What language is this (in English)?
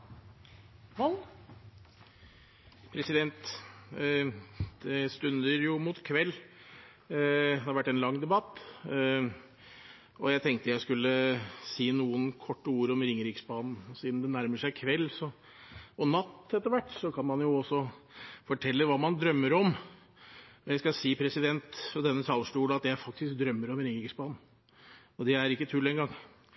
Norwegian